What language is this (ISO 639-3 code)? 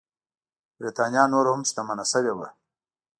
pus